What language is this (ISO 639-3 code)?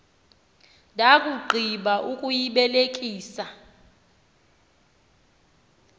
xho